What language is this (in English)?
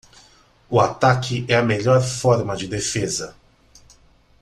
Portuguese